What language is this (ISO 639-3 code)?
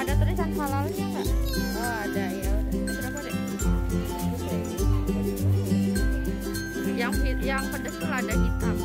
ind